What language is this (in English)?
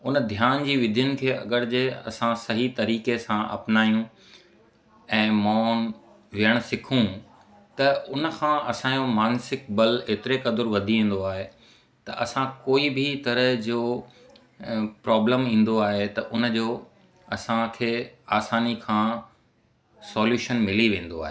Sindhi